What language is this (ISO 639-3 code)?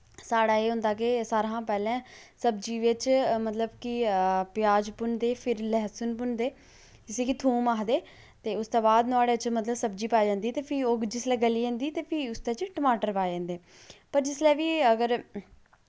doi